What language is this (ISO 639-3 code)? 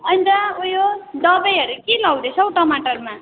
nep